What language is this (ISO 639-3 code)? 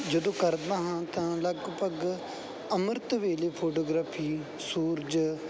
pan